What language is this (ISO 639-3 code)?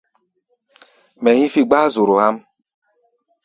gba